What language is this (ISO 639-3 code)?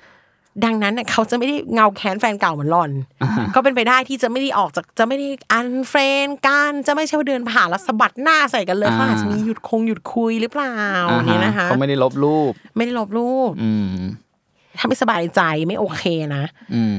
tha